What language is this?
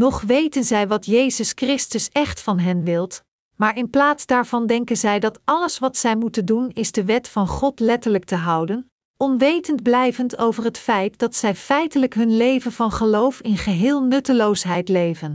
Dutch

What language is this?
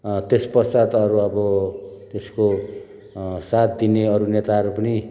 Nepali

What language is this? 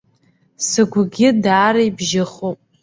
Abkhazian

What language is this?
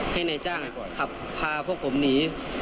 Thai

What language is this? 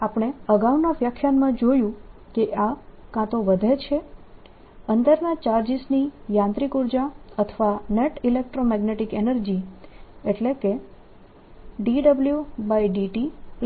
Gujarati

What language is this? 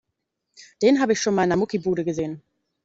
German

